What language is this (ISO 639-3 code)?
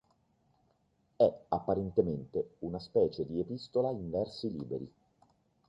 ita